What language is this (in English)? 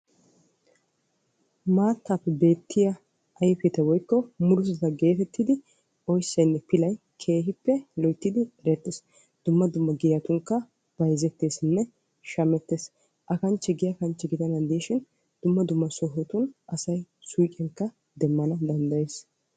Wolaytta